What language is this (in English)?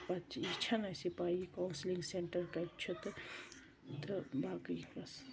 Kashmiri